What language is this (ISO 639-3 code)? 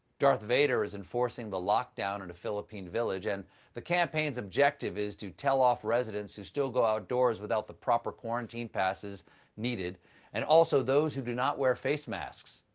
eng